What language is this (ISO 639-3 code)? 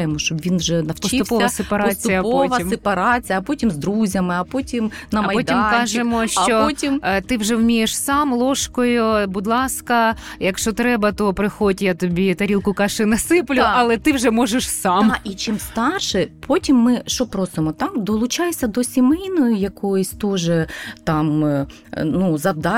ukr